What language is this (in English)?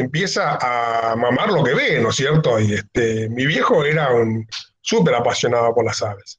Spanish